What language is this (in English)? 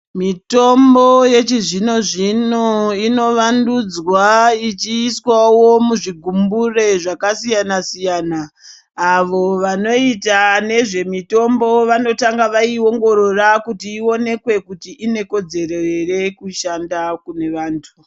Ndau